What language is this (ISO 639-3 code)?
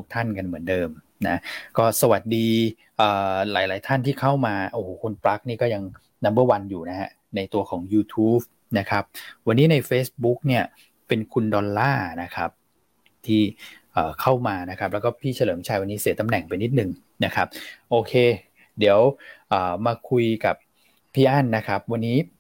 tha